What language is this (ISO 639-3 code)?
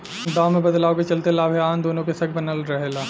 bho